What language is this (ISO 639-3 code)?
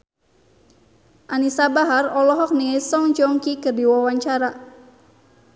sun